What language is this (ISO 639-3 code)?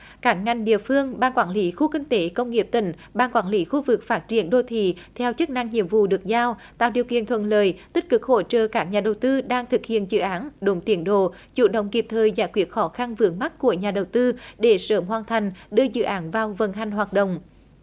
vie